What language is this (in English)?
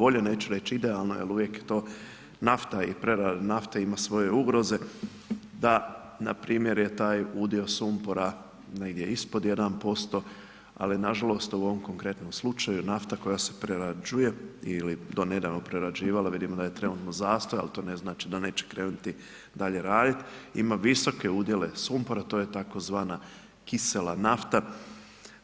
Croatian